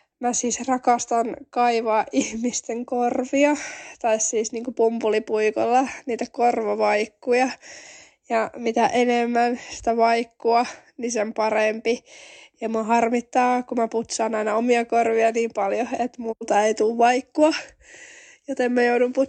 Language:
Finnish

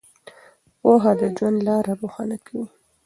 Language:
Pashto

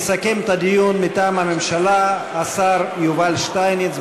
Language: Hebrew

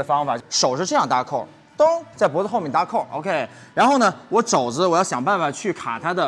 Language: Chinese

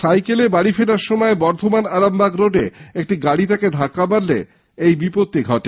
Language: Bangla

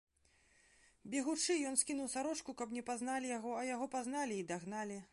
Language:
Belarusian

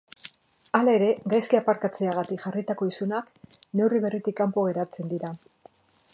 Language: Basque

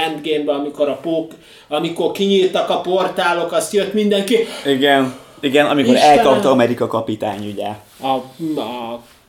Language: Hungarian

